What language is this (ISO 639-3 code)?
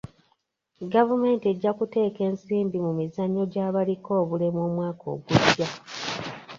lug